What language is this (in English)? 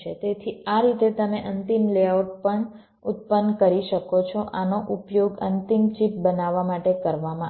Gujarati